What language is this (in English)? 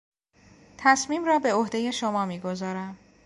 Persian